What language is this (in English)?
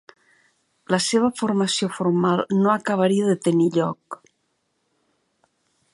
Catalan